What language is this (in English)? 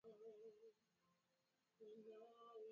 Swahili